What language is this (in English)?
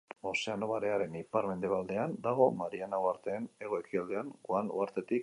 Basque